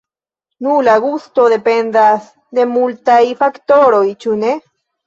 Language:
Esperanto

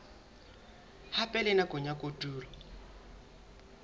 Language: Southern Sotho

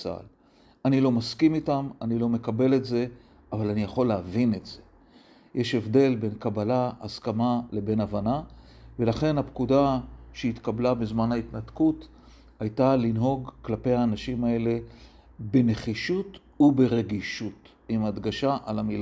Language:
Hebrew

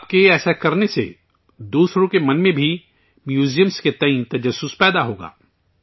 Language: Urdu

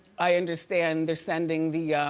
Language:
English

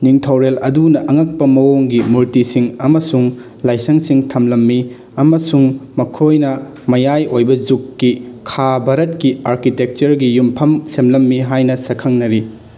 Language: Manipuri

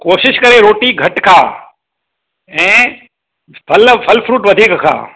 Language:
Sindhi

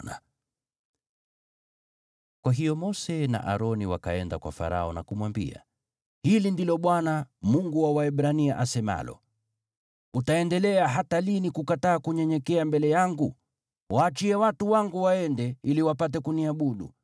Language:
Swahili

